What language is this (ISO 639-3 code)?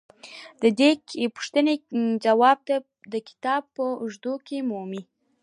pus